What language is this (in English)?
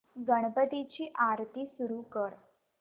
Marathi